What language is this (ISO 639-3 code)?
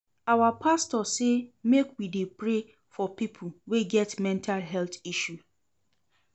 pcm